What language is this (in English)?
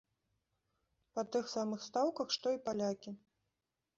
Belarusian